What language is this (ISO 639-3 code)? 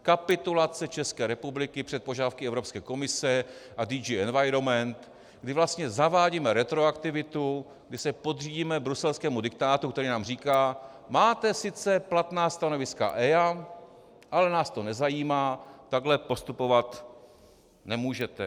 ces